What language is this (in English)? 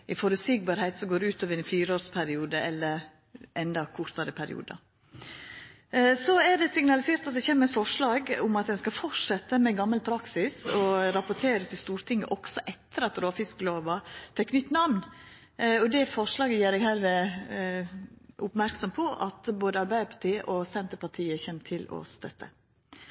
Norwegian Nynorsk